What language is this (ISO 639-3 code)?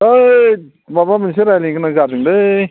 brx